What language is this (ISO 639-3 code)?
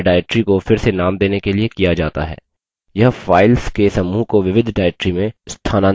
hin